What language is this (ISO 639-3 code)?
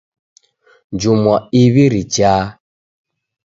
dav